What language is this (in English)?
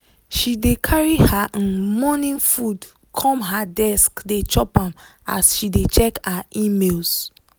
Nigerian Pidgin